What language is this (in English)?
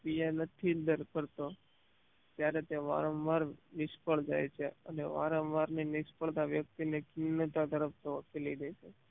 Gujarati